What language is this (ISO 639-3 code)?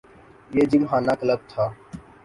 urd